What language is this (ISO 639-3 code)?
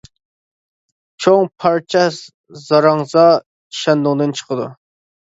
uig